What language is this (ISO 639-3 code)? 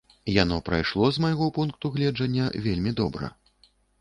bel